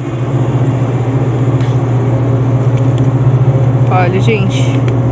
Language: Portuguese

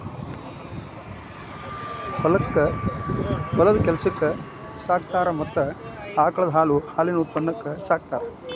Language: Kannada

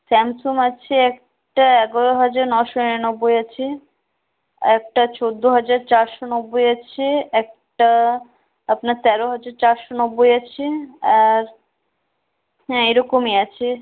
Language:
Bangla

